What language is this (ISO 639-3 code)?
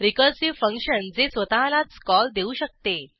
mar